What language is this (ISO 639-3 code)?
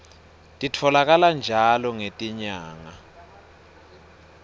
ssw